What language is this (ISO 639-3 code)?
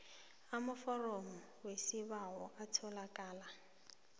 nbl